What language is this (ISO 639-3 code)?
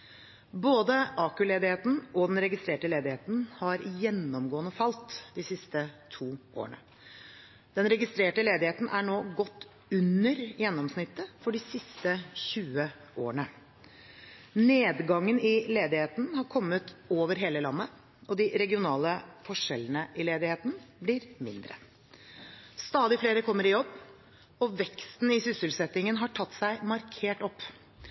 nob